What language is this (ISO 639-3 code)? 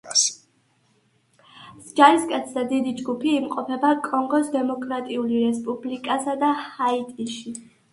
kat